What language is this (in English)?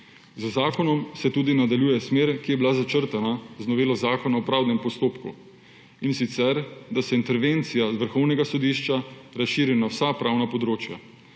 Slovenian